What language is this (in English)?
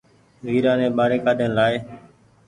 Goaria